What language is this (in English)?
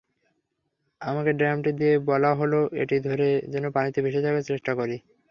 Bangla